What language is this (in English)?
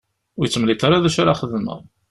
Kabyle